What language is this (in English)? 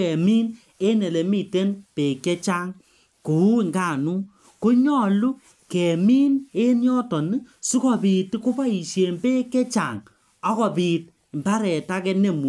Kalenjin